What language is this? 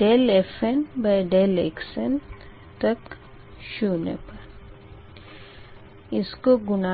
Hindi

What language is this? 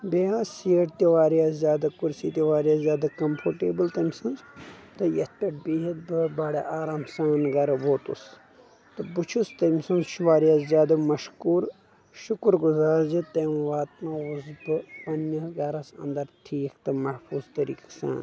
Kashmiri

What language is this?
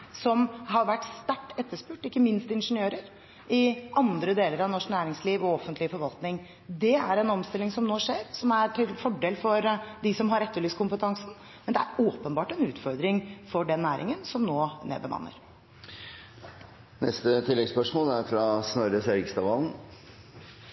Norwegian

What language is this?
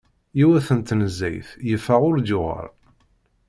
Kabyle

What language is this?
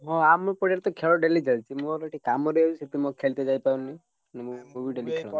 Odia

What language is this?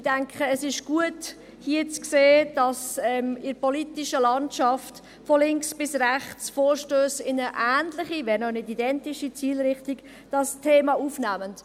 Swiss German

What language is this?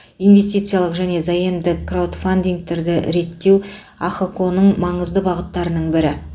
Kazakh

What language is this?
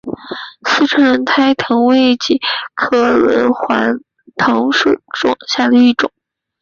Chinese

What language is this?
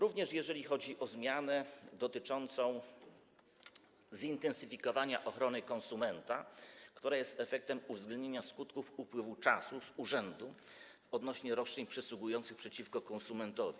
Polish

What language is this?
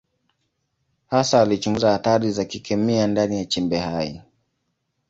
Swahili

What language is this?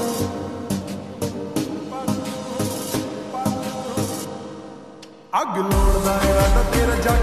Arabic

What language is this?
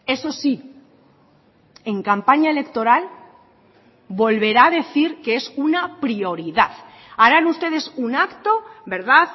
Spanish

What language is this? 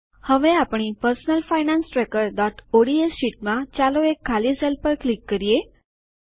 Gujarati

